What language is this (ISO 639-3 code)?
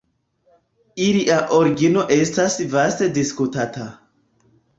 epo